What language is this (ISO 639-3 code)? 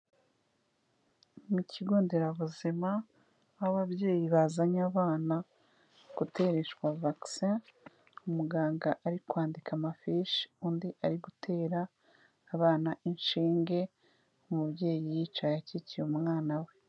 kin